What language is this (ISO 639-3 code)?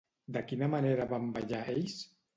cat